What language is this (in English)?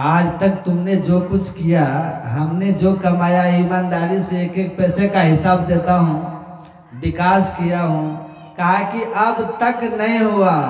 Hindi